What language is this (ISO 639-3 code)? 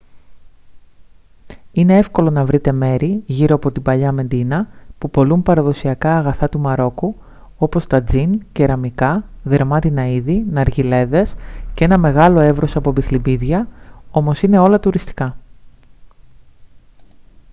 ell